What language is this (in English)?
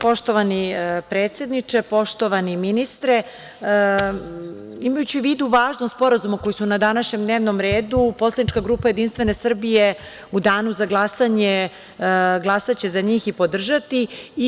Serbian